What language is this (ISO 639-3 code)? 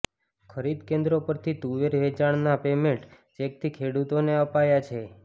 guj